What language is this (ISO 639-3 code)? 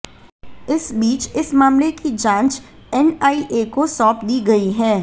hin